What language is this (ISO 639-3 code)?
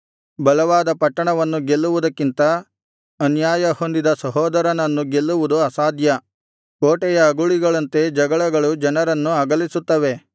kan